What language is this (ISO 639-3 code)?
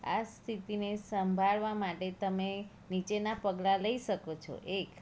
guj